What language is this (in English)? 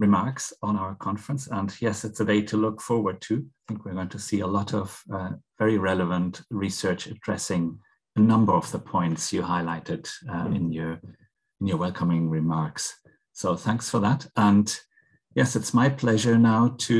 English